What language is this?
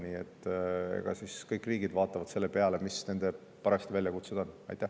Estonian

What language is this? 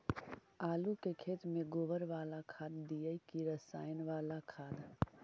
Magahi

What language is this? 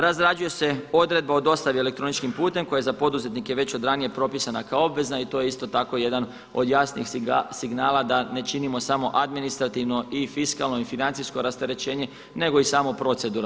Croatian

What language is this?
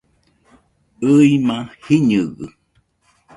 Nüpode Huitoto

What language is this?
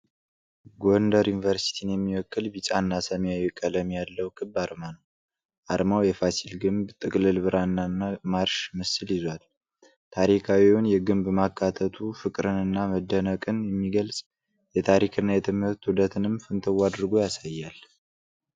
Amharic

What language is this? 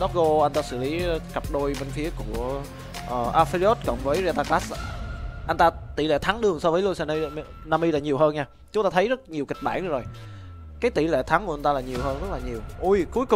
Vietnamese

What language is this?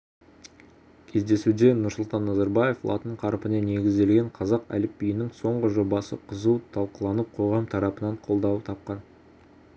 Kazakh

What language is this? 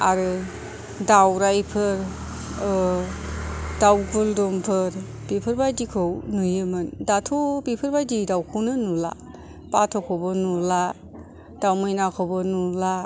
Bodo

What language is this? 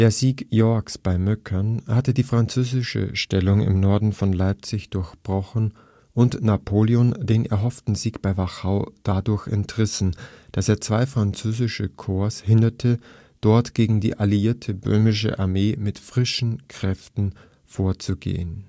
German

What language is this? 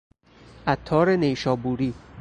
Persian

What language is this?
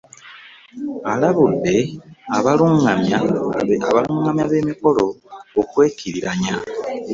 Ganda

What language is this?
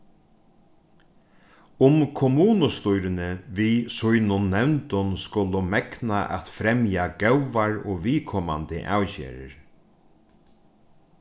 Faroese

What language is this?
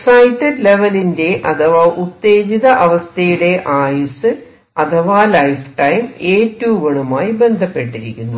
Malayalam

